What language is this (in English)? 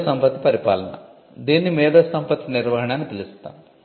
Telugu